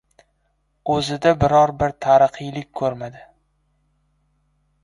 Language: Uzbek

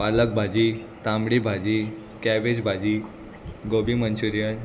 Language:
Konkani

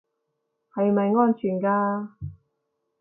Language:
Cantonese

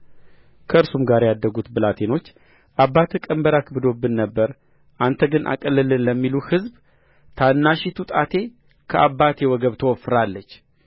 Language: Amharic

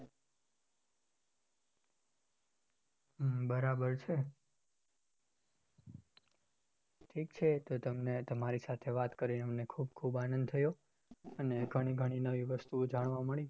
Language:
Gujarati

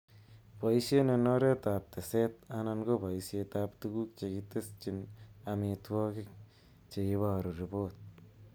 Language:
Kalenjin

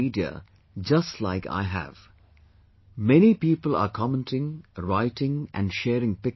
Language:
English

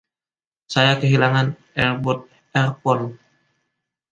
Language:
Indonesian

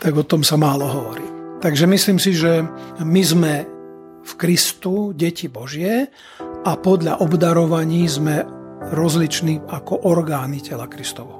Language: Slovak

